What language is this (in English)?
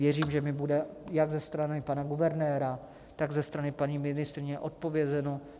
Czech